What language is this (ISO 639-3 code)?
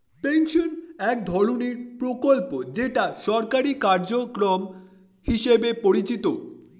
ben